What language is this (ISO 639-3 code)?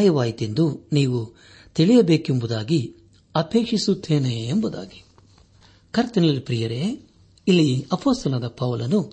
kan